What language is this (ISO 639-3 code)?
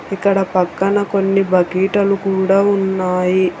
tel